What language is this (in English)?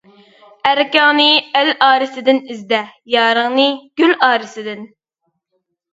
Uyghur